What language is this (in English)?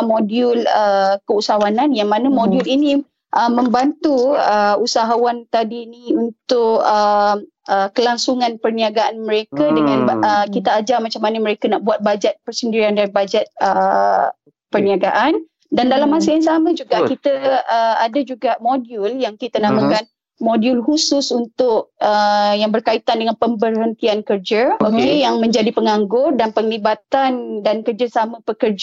Malay